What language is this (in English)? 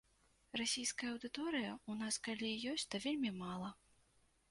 Belarusian